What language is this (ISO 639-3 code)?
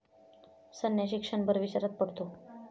mar